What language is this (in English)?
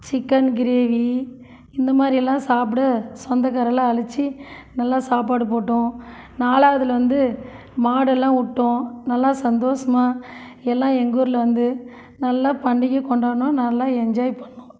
Tamil